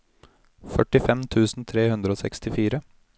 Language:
Norwegian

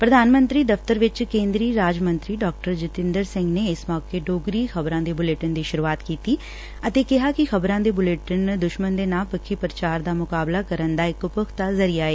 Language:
Punjabi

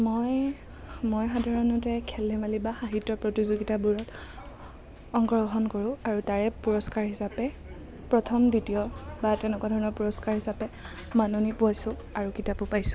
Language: Assamese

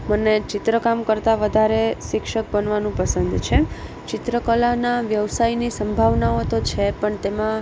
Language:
Gujarati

